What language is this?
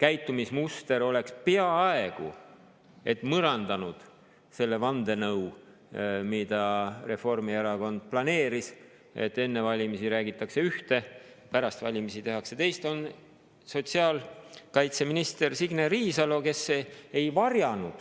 Estonian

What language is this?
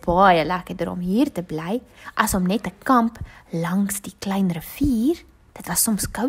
Dutch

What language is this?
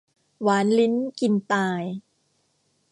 Thai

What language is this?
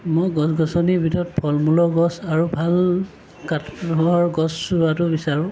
Assamese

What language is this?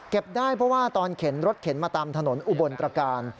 Thai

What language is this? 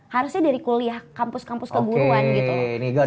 Indonesian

